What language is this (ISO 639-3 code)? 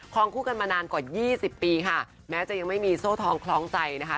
tha